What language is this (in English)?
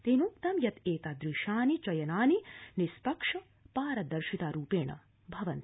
Sanskrit